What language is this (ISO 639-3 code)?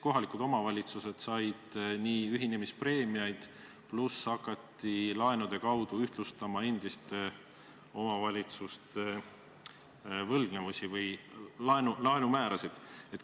est